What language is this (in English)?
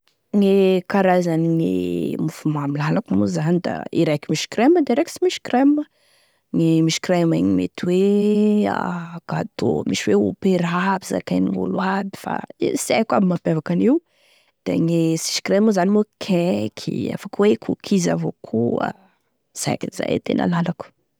Tesaka Malagasy